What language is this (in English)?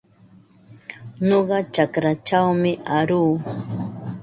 Ambo-Pasco Quechua